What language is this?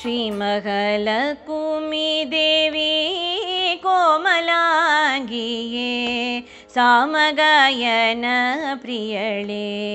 Kannada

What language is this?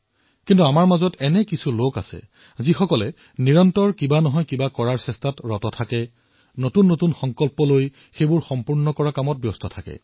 Assamese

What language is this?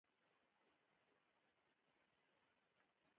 Pashto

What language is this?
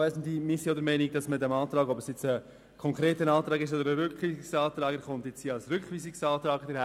Swiss German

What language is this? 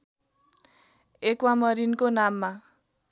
Nepali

